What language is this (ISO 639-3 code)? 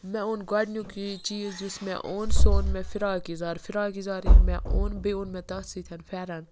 kas